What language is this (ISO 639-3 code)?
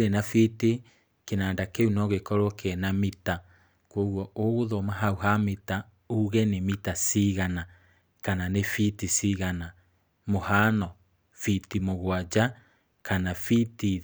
kik